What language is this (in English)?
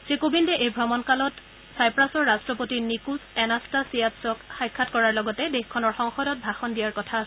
Assamese